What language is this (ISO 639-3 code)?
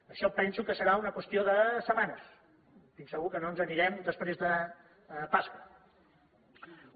cat